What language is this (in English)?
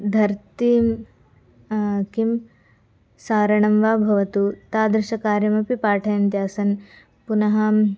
Sanskrit